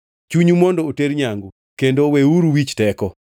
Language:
Luo (Kenya and Tanzania)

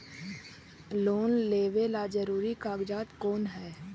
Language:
Magahi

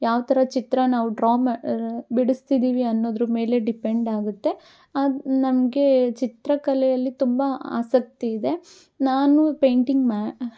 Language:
Kannada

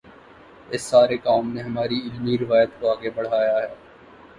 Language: Urdu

